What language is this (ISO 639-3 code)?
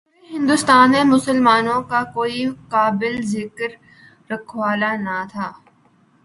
urd